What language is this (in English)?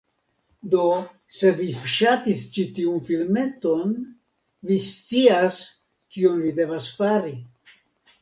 Esperanto